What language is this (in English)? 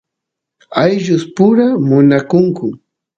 Santiago del Estero Quichua